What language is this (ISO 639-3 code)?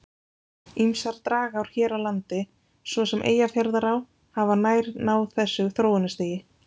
isl